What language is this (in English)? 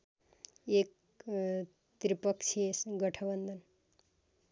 Nepali